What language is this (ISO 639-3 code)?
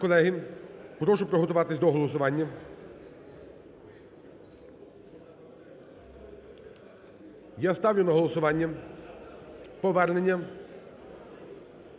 ukr